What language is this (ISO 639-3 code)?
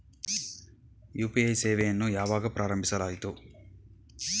kan